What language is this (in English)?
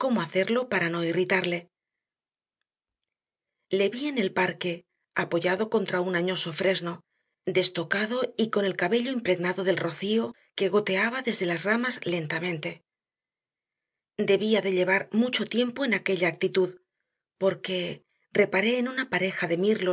Spanish